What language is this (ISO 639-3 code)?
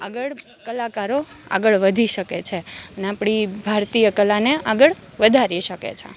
guj